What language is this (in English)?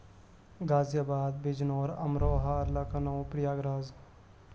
Urdu